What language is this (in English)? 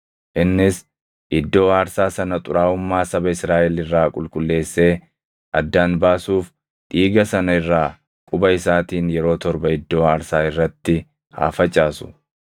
Oromo